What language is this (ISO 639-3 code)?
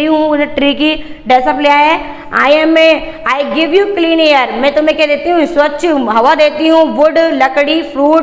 hin